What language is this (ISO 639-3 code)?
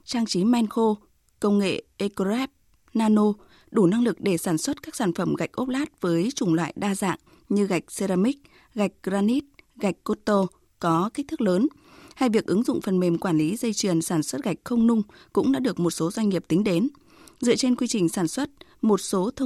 vie